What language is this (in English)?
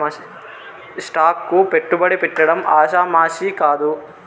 Telugu